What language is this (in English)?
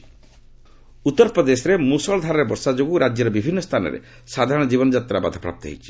Odia